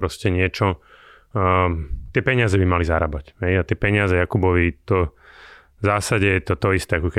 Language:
Slovak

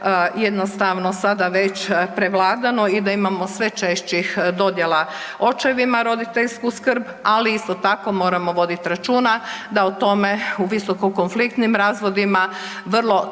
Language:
Croatian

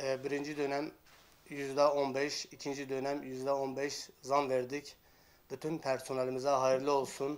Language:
Turkish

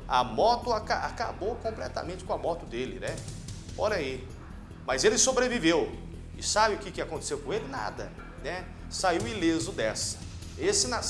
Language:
Portuguese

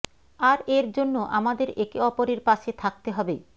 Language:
Bangla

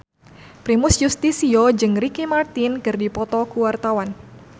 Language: Sundanese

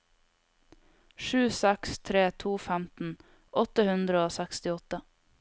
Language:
Norwegian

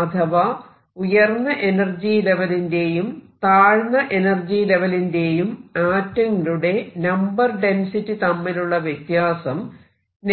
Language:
Malayalam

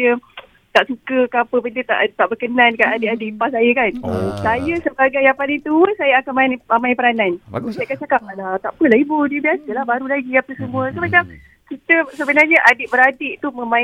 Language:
Malay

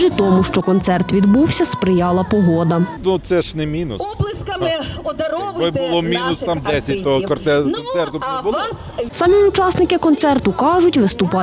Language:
Ukrainian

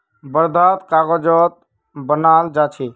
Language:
Magahi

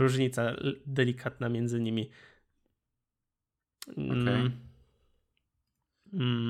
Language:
Polish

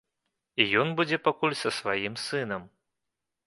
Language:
Belarusian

